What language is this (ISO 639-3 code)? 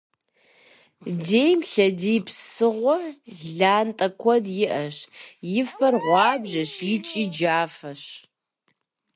kbd